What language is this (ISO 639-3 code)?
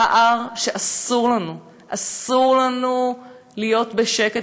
heb